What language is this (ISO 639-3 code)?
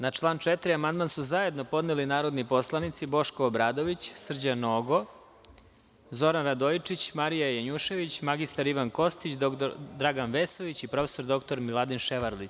srp